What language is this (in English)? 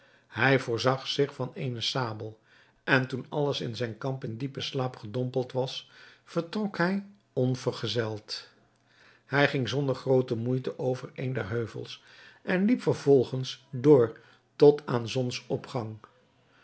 Dutch